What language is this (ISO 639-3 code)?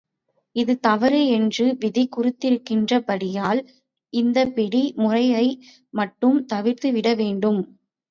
tam